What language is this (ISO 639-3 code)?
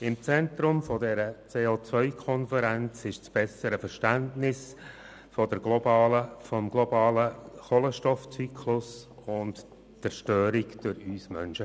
gsw